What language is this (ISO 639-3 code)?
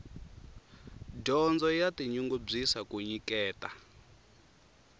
tso